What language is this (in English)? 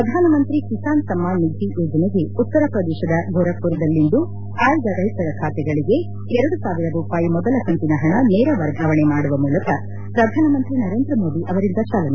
Kannada